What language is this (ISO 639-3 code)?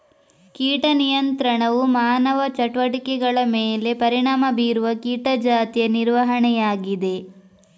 kan